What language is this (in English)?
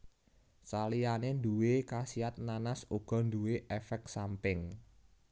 Javanese